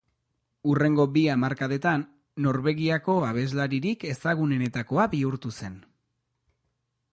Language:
Basque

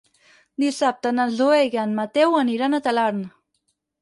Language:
Catalan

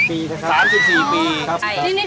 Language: Thai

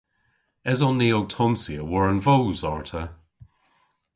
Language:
Cornish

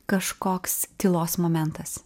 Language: Lithuanian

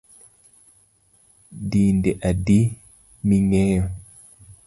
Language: Luo (Kenya and Tanzania)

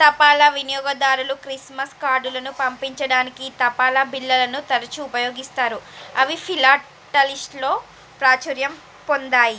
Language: Telugu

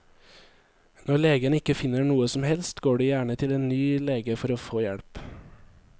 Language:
Norwegian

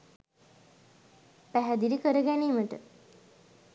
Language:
Sinhala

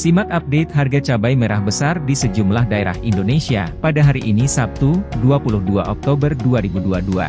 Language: Indonesian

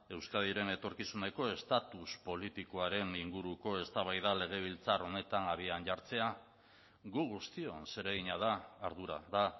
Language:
Basque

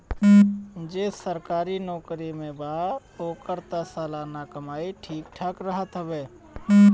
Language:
Bhojpuri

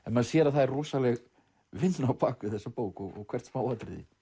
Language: Icelandic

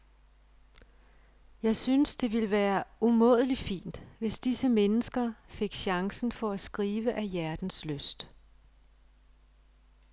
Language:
Danish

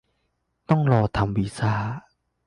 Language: Thai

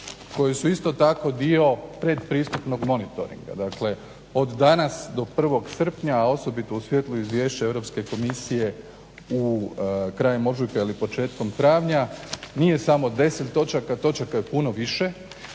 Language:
Croatian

